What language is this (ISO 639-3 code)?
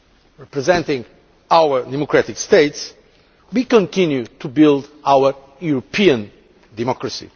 eng